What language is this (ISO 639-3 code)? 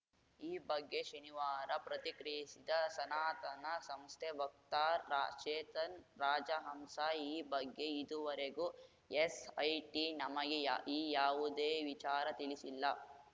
kan